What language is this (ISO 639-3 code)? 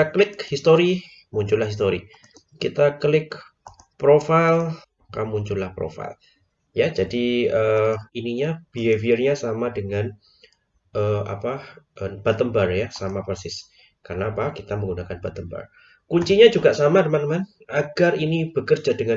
ind